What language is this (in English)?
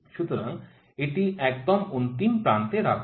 Bangla